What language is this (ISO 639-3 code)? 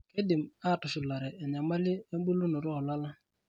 mas